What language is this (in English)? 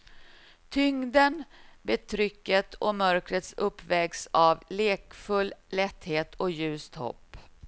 Swedish